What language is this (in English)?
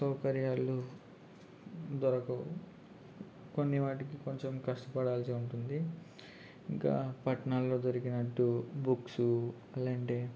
Telugu